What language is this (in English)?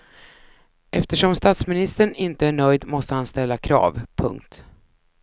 Swedish